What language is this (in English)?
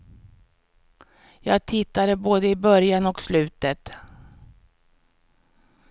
Swedish